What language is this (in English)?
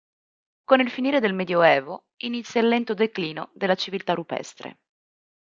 Italian